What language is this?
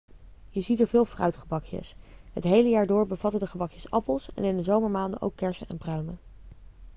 Dutch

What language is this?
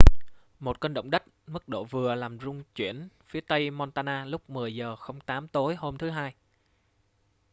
Vietnamese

